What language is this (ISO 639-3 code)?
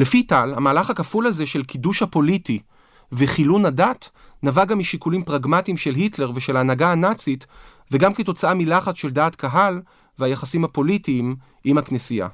heb